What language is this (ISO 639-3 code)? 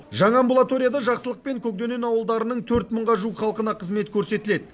kaz